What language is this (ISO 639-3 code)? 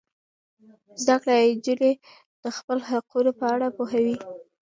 pus